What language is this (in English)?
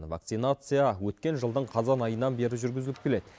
Kazakh